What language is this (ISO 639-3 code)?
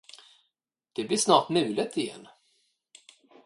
swe